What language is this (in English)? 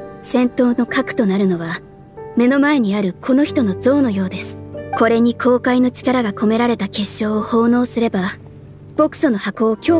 Japanese